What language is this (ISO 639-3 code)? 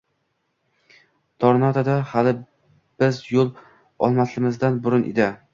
uzb